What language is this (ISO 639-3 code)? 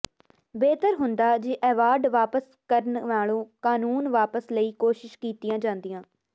pan